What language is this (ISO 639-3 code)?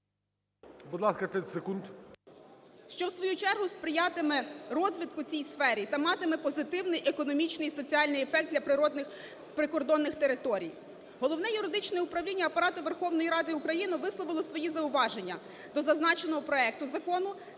ukr